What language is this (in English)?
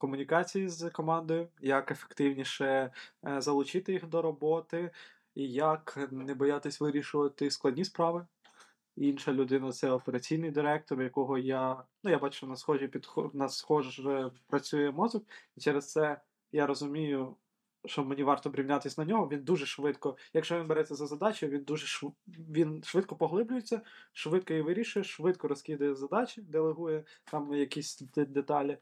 Ukrainian